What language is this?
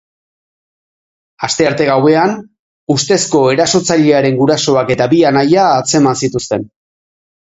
Basque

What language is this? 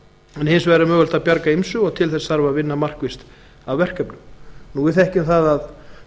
Icelandic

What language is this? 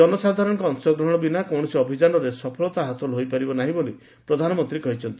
Odia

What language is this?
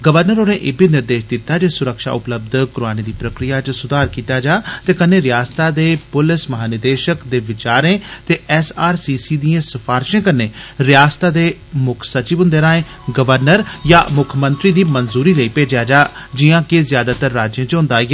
Dogri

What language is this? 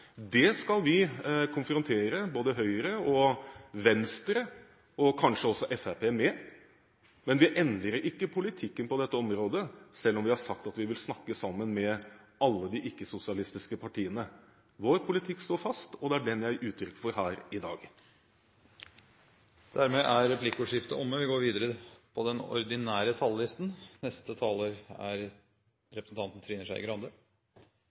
Norwegian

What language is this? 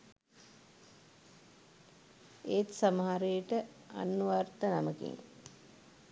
Sinhala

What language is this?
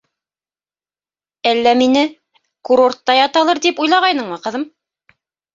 Bashkir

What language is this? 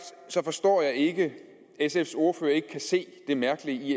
Danish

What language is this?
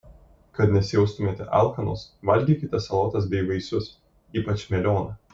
Lithuanian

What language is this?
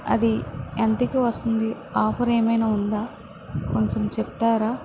Telugu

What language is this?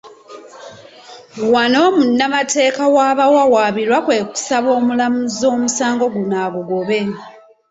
Ganda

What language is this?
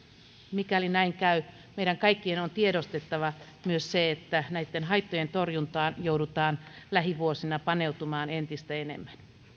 Finnish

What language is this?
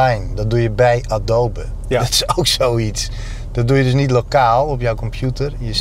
Dutch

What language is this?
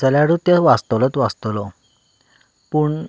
Konkani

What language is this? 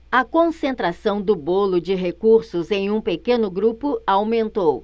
Portuguese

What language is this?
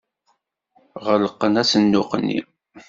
Kabyle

